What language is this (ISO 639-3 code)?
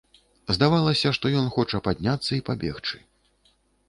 bel